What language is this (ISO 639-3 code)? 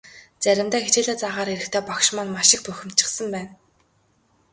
mon